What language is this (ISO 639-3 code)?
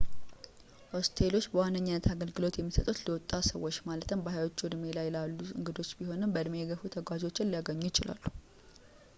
amh